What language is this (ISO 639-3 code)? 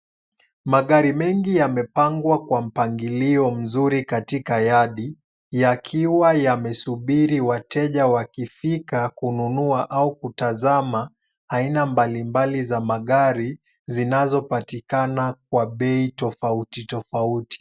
swa